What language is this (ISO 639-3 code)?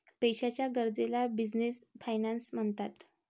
mar